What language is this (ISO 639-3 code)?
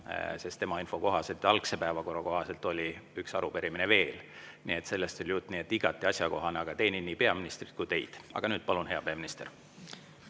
est